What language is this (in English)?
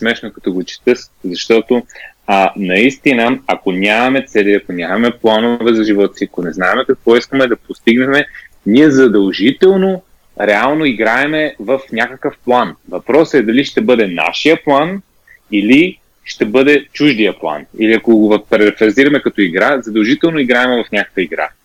Bulgarian